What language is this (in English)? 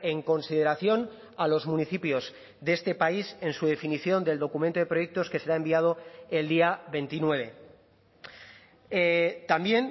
Spanish